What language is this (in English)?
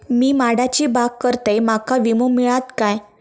Marathi